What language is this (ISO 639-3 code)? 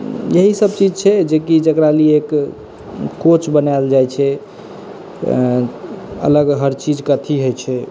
mai